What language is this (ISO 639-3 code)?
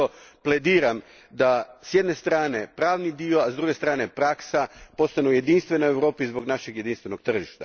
hrv